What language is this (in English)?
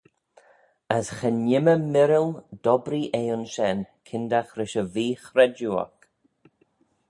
Manx